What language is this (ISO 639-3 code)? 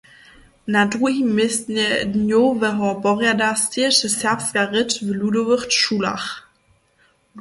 hsb